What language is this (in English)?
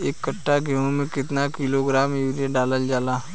Bhojpuri